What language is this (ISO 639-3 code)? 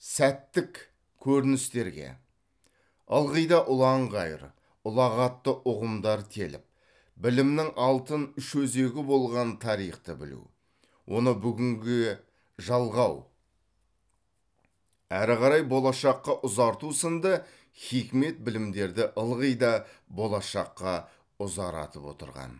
kaz